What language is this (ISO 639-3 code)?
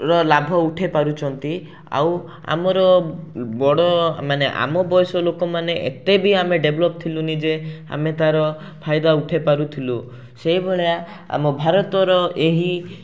ori